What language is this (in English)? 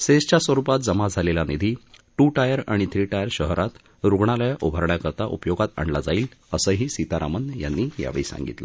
Marathi